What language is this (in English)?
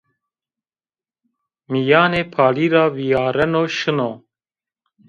Zaza